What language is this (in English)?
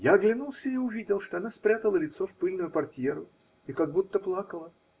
Russian